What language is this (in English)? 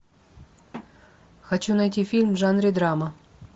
Russian